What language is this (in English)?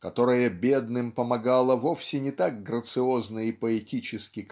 Russian